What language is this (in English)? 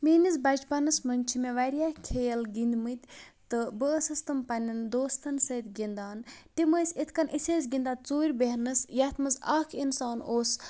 Kashmiri